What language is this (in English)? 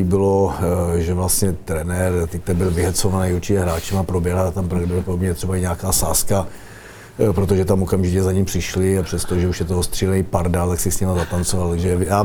Czech